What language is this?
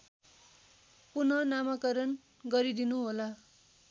Nepali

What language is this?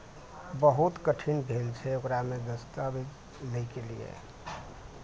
Maithili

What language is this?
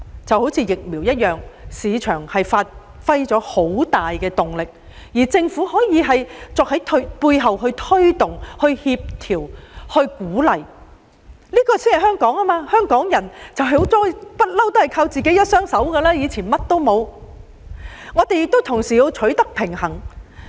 Cantonese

